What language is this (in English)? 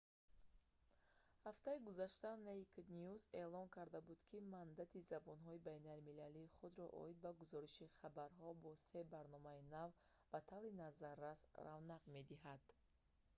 Tajik